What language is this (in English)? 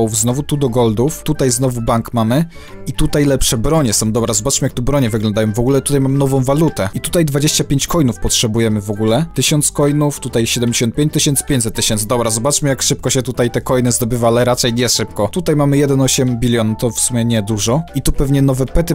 Polish